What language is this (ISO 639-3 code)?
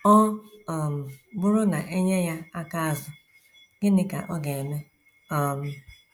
ibo